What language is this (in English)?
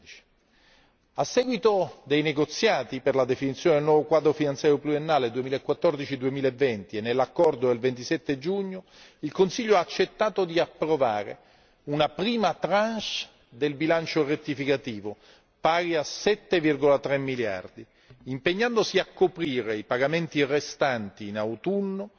Italian